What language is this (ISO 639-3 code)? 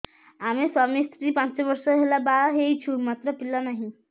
ori